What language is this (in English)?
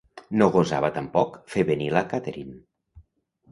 Catalan